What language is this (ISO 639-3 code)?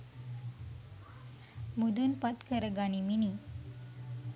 sin